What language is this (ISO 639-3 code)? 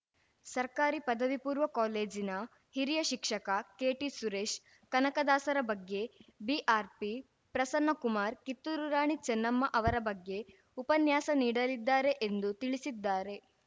kan